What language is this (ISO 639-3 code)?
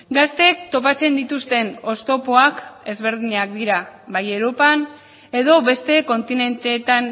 eus